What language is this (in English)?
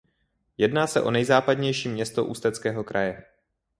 Czech